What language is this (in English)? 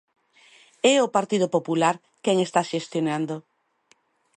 Galician